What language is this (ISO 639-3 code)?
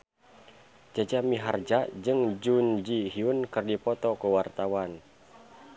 sun